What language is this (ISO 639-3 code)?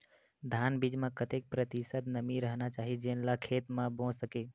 hne